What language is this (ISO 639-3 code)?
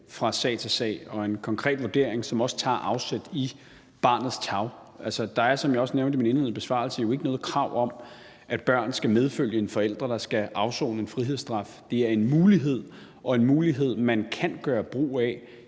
dan